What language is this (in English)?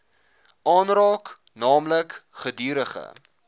Afrikaans